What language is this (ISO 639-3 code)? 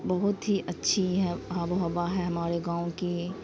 urd